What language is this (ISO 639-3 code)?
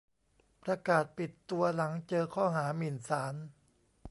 tha